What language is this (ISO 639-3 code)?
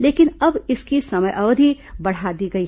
hin